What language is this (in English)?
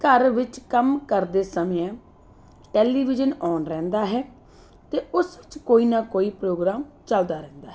Punjabi